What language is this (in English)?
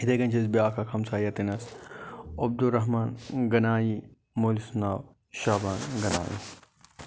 Kashmiri